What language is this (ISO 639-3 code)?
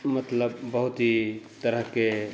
mai